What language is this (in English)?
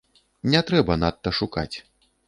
Belarusian